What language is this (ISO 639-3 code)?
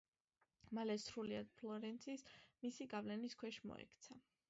kat